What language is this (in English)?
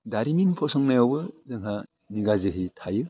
Bodo